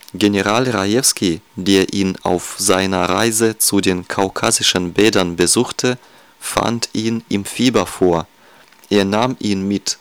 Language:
German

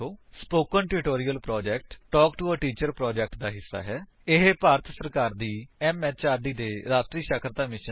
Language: Punjabi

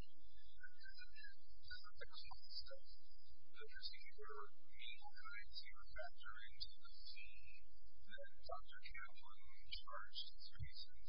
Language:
English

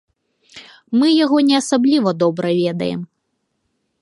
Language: Belarusian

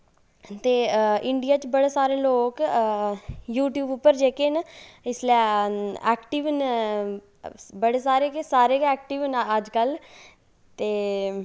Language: Dogri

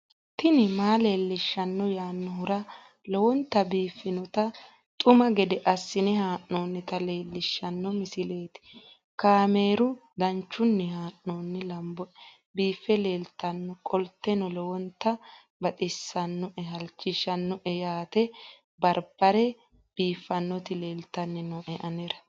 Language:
Sidamo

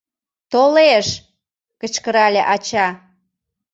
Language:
Mari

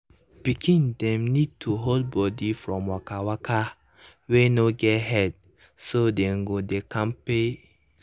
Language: Nigerian Pidgin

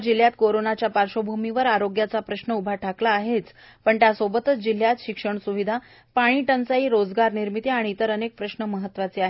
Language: Marathi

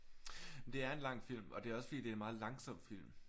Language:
Danish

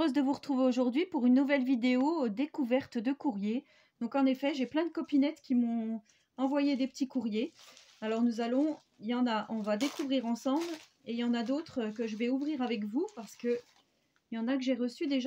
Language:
French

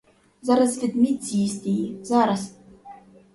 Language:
Ukrainian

